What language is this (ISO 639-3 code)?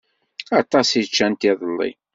kab